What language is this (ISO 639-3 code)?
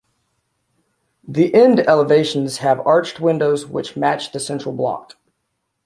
eng